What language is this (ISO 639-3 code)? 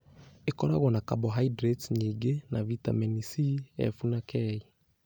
kik